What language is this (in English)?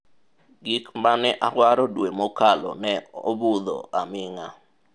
Luo (Kenya and Tanzania)